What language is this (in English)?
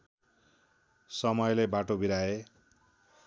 Nepali